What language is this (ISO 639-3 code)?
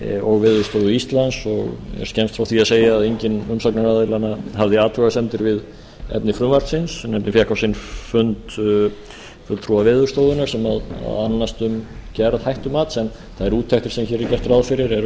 isl